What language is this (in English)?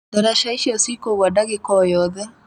Kikuyu